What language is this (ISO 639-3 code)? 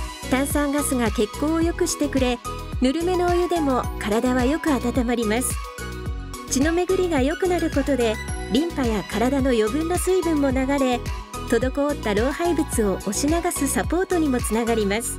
jpn